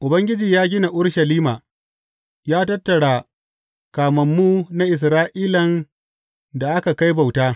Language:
Hausa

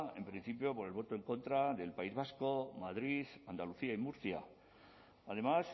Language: Spanish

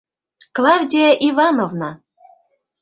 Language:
Mari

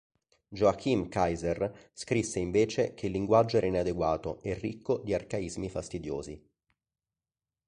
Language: Italian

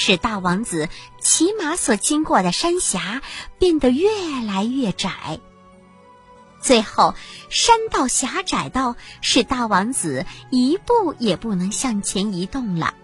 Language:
Chinese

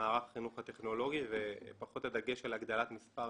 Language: Hebrew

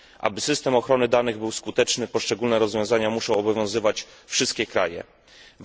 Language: Polish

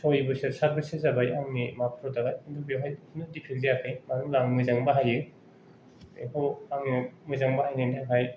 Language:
Bodo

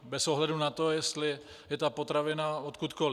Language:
Czech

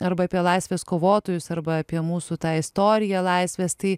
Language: Lithuanian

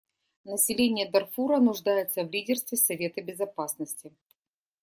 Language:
Russian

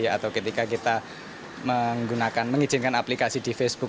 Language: Indonesian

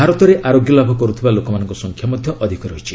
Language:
Odia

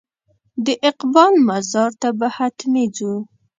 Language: Pashto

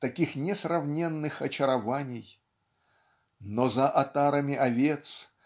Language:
Russian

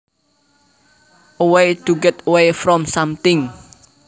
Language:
Javanese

